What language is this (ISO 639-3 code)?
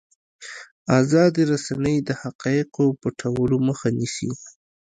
pus